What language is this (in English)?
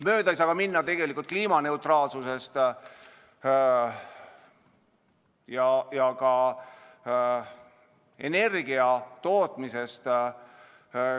Estonian